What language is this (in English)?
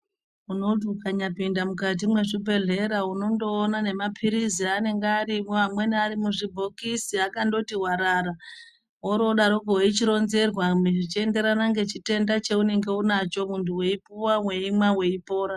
Ndau